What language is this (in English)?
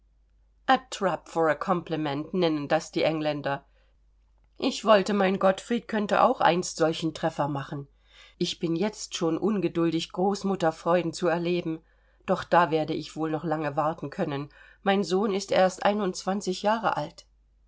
German